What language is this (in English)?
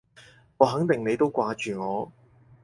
Cantonese